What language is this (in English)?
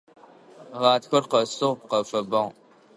Adyghe